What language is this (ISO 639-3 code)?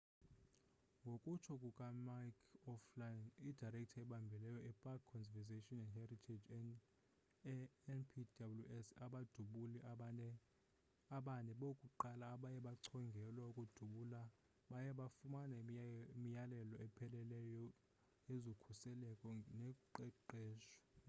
xho